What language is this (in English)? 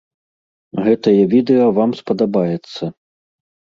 Belarusian